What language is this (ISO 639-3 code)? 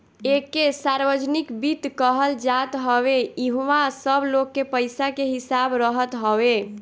bho